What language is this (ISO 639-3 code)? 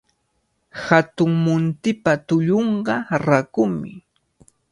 qvl